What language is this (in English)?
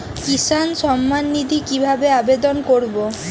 Bangla